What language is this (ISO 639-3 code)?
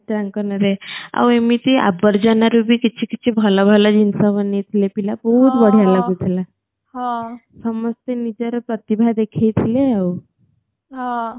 ori